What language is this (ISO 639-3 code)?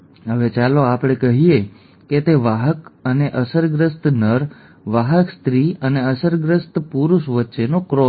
guj